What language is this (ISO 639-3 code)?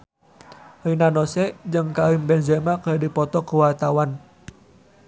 sun